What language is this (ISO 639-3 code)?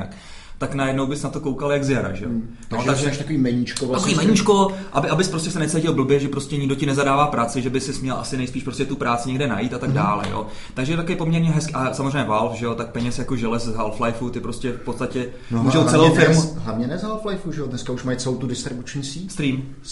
ces